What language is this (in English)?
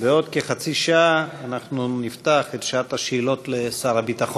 Hebrew